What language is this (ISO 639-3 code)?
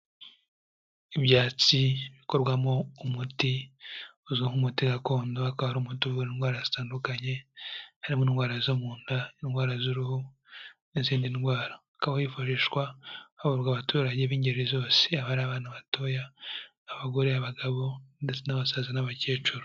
kin